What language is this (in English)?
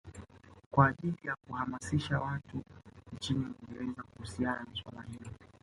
Swahili